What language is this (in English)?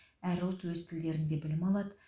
Kazakh